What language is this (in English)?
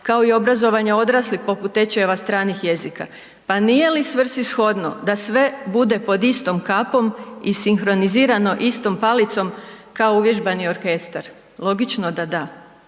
Croatian